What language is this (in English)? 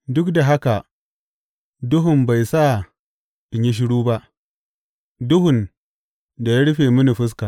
Hausa